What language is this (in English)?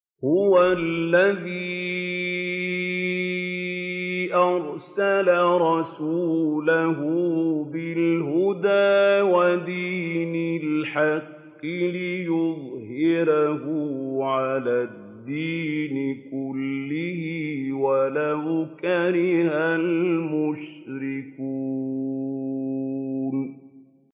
Arabic